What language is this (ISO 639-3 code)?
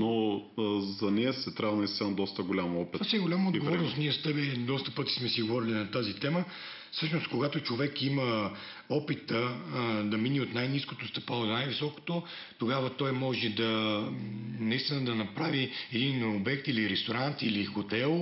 bul